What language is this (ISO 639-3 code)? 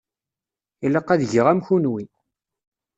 kab